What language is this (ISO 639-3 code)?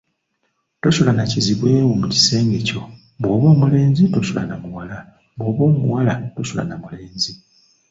lug